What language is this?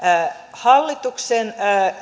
Finnish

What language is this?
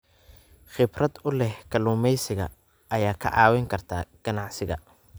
Somali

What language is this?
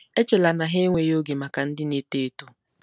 Igbo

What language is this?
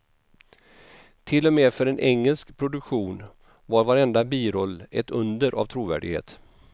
Swedish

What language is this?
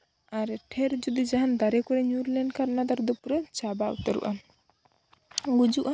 Santali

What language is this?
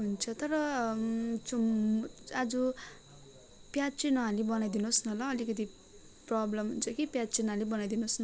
Nepali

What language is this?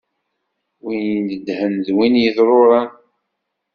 Kabyle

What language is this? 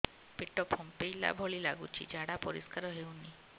Odia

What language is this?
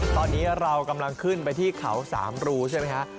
Thai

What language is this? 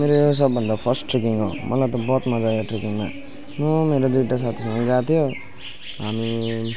Nepali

